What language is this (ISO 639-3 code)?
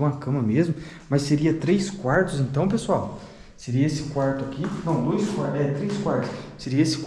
por